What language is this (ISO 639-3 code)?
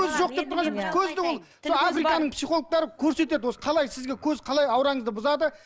kaz